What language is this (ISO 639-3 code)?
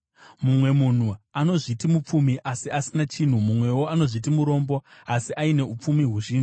sna